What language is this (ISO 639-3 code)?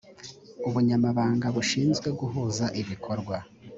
kin